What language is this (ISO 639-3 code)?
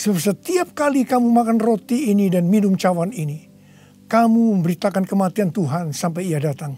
ind